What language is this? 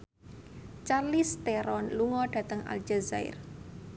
Javanese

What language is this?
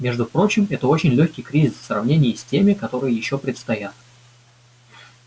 Russian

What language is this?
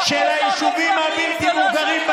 Hebrew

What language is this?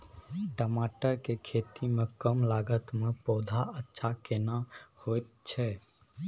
Maithili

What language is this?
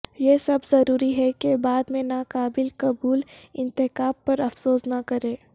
Urdu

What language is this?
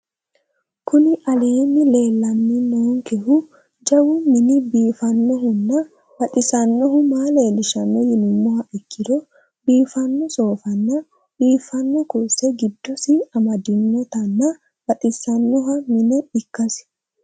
Sidamo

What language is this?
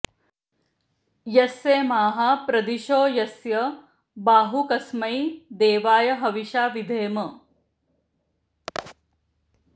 Sanskrit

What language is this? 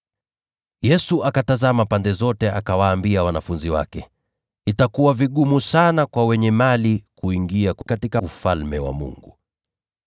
Swahili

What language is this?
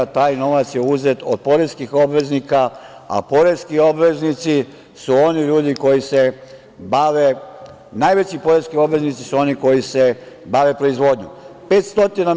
Serbian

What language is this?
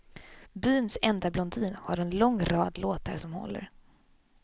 Swedish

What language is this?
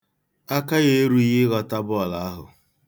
Igbo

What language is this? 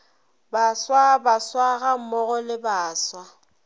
Northern Sotho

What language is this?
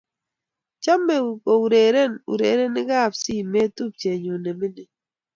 Kalenjin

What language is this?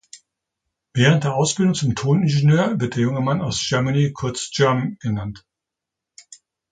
German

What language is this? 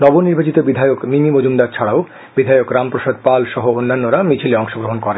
Bangla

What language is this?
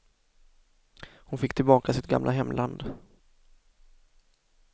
Swedish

